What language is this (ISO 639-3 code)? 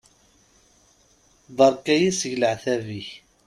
kab